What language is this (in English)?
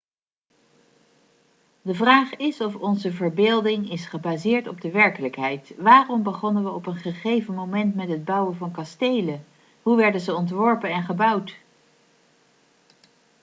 Dutch